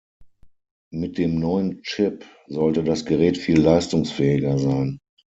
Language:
German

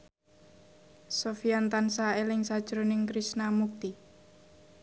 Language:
Javanese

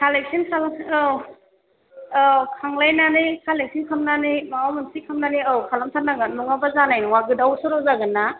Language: Bodo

